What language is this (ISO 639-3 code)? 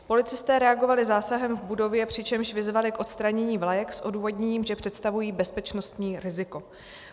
ces